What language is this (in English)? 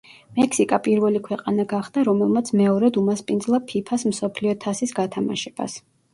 Georgian